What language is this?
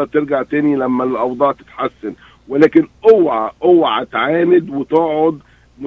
Arabic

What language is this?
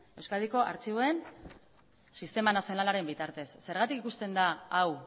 Basque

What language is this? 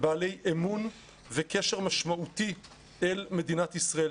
Hebrew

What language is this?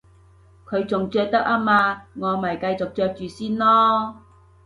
Cantonese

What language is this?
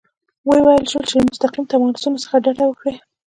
Pashto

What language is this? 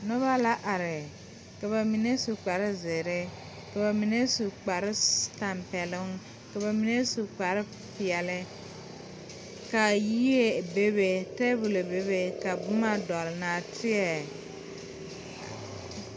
Southern Dagaare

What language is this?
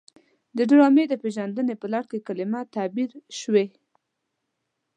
Pashto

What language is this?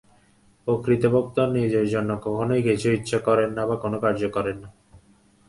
Bangla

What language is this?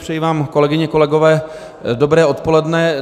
Czech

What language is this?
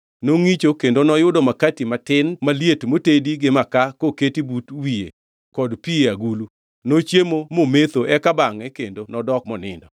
Luo (Kenya and Tanzania)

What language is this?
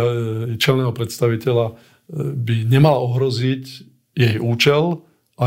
Slovak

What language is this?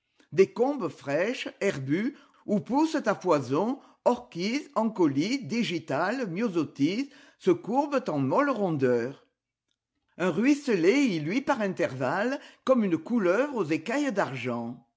French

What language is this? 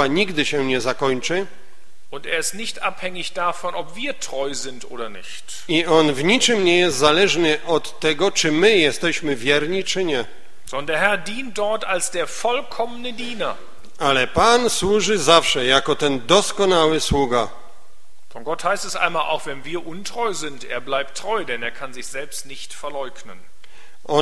Polish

